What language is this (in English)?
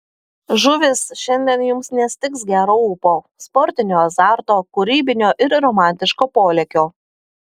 Lithuanian